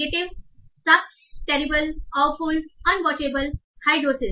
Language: Hindi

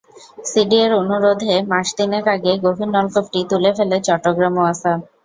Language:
Bangla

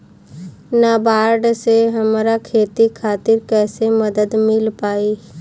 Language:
Bhojpuri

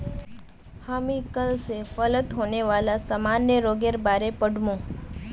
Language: Magahi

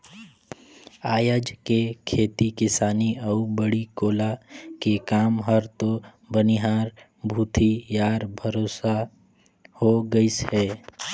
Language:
Chhattisgarhi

